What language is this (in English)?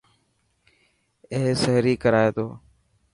Dhatki